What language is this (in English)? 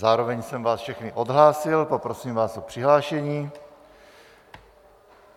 Czech